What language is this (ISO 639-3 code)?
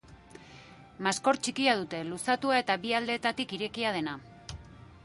eus